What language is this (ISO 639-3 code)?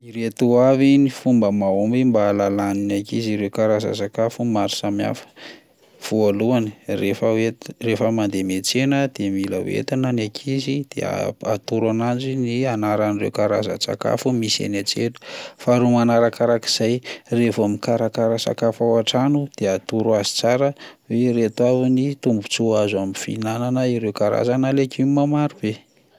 mlg